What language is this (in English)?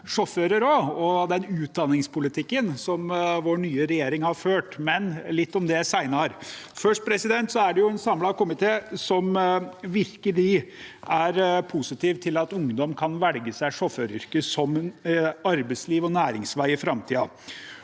Norwegian